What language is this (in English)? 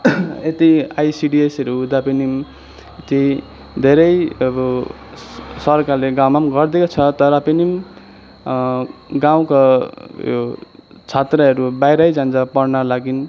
Nepali